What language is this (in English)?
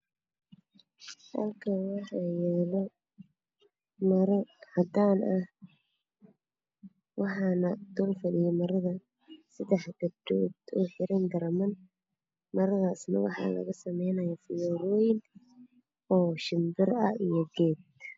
Somali